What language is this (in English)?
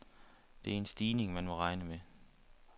Danish